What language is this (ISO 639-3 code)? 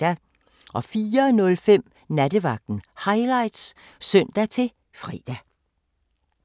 dan